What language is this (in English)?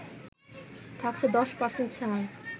Bangla